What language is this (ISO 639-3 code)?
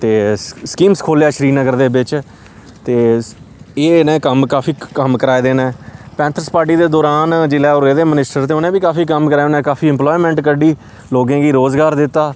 doi